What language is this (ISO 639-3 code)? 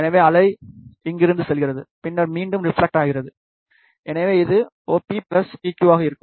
tam